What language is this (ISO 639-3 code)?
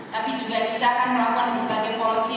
ind